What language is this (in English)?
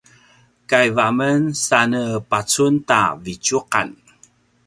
Paiwan